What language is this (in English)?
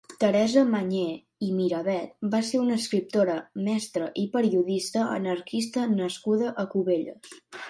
Catalan